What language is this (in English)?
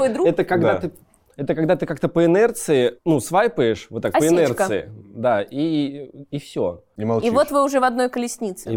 Russian